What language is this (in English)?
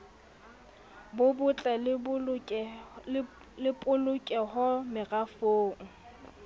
Southern Sotho